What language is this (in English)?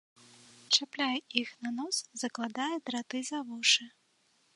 Belarusian